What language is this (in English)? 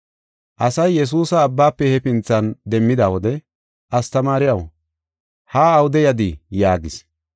Gofa